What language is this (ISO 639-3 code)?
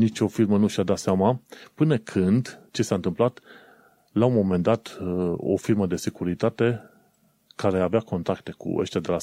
ron